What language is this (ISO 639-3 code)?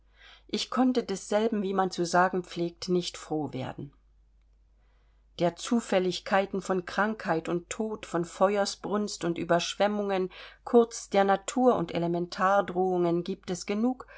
deu